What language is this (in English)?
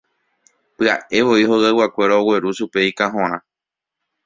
Guarani